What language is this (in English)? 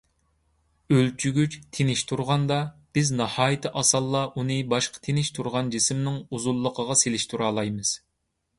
Uyghur